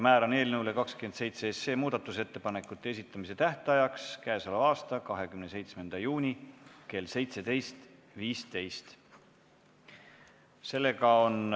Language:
Estonian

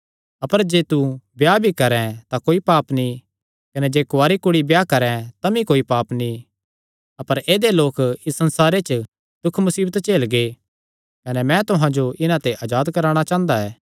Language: Kangri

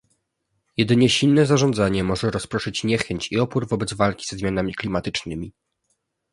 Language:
Polish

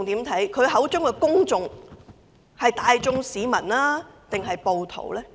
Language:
Cantonese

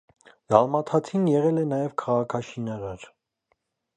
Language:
Armenian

